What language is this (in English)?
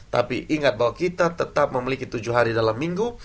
Indonesian